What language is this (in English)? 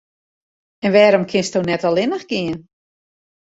Western Frisian